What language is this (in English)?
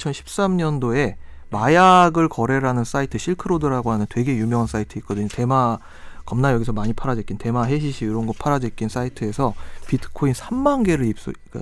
Korean